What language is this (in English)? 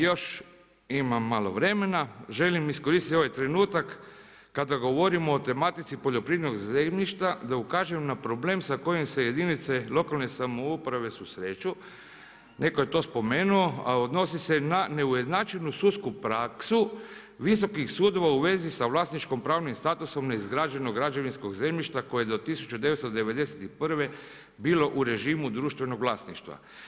Croatian